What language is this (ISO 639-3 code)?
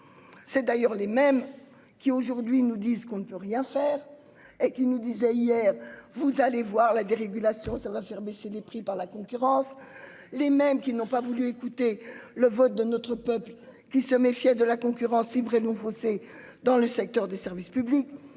fra